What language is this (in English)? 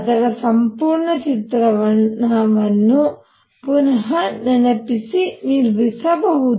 Kannada